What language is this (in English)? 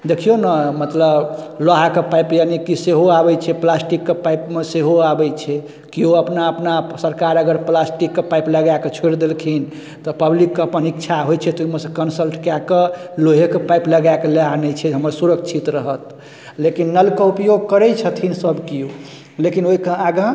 Maithili